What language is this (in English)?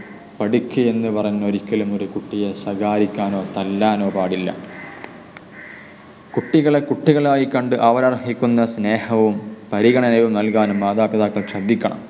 Malayalam